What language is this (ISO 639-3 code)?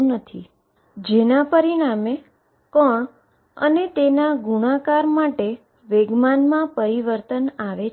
guj